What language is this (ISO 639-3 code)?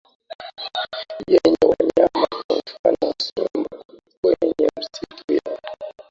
swa